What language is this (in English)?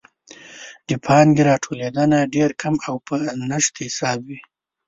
Pashto